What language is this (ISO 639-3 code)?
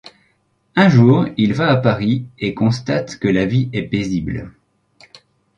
fra